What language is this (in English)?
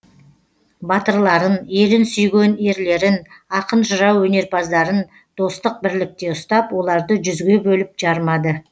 Kazakh